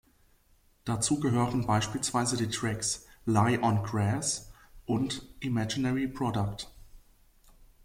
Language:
German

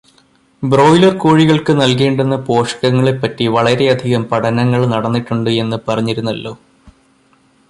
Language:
Malayalam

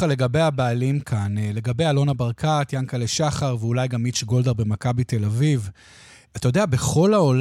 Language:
Hebrew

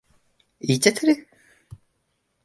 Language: Japanese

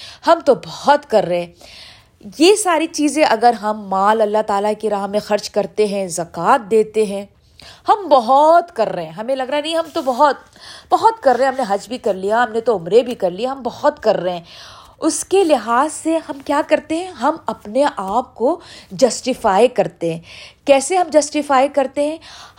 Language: Urdu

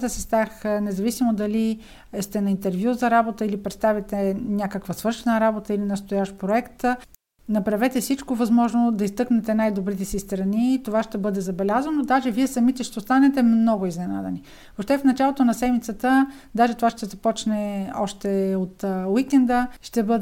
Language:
Bulgarian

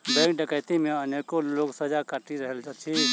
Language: Maithili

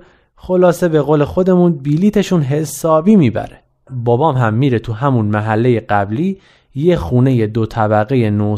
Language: Persian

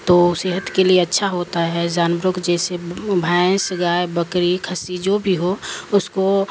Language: Urdu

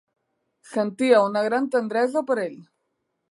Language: Catalan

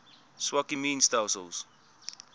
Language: Afrikaans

